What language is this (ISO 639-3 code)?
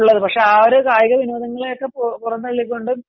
mal